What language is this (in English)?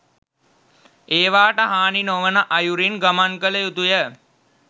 Sinhala